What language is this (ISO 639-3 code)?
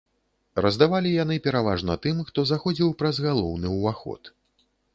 bel